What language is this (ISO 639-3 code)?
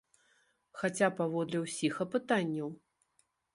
bel